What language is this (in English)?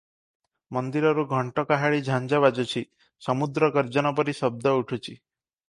Odia